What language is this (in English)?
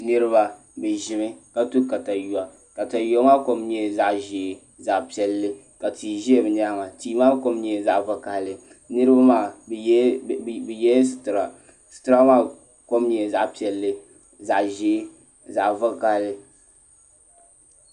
Dagbani